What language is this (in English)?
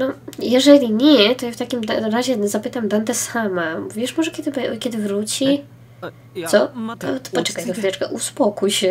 Polish